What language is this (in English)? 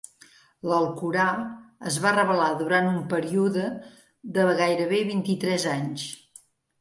Catalan